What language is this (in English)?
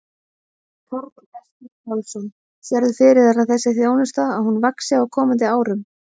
Icelandic